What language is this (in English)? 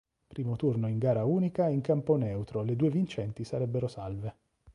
Italian